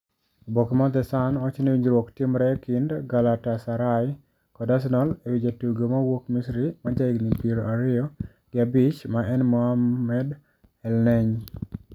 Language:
Luo (Kenya and Tanzania)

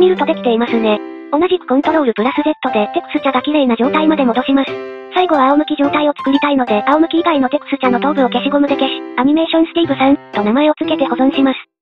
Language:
Japanese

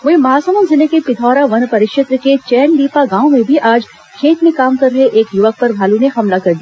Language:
Hindi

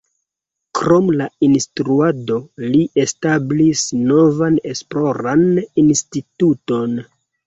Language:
Esperanto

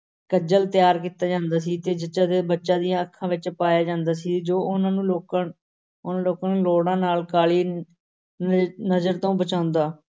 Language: Punjabi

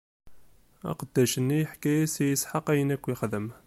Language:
Kabyle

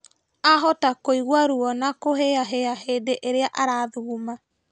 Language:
Kikuyu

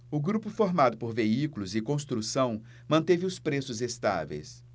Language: Portuguese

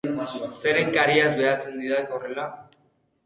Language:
Basque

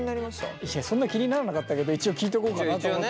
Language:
Japanese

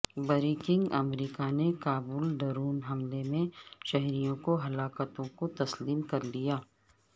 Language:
Urdu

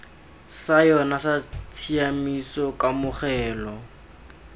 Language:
Tswana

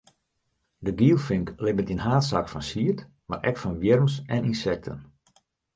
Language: Western Frisian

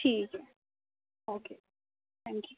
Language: Urdu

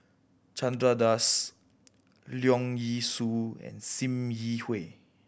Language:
English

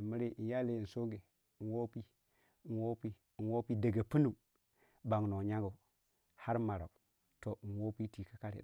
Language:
Waja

